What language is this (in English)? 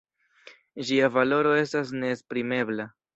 Esperanto